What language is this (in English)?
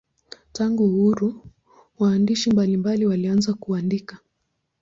Swahili